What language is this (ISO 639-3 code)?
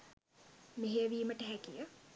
sin